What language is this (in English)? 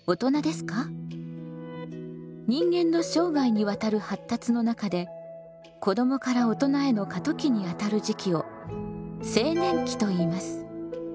Japanese